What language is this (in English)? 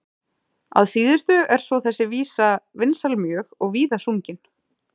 Icelandic